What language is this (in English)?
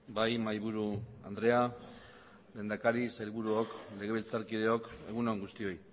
Basque